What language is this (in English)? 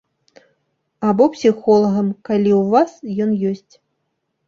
Belarusian